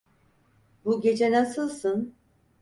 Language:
Turkish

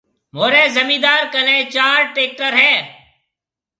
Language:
Marwari (Pakistan)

